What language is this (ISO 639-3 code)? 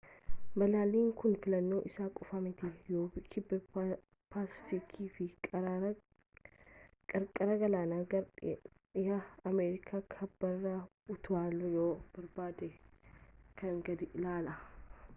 orm